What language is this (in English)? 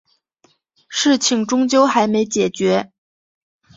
Chinese